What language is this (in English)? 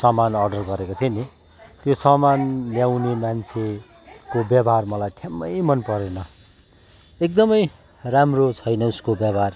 Nepali